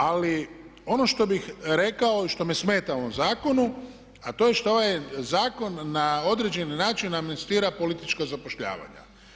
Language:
Croatian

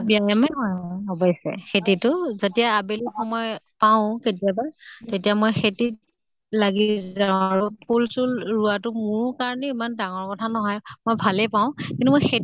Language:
Assamese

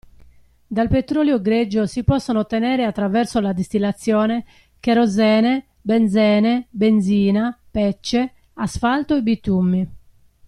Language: Italian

